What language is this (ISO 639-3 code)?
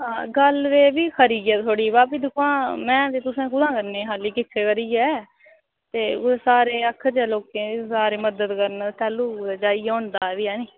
doi